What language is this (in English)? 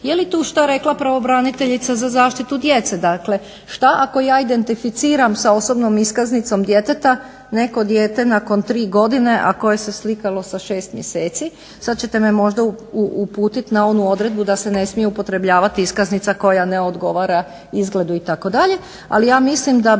Croatian